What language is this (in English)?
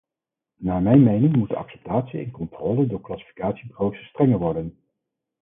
Dutch